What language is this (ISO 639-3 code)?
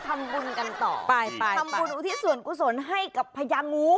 tha